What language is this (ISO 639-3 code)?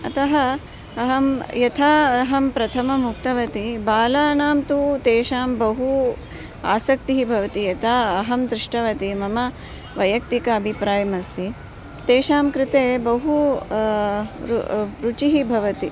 san